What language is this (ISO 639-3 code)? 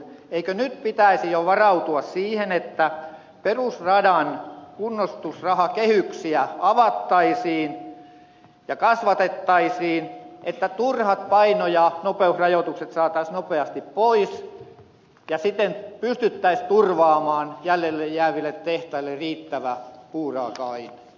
fin